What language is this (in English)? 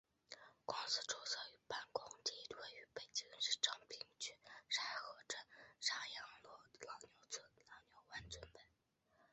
Chinese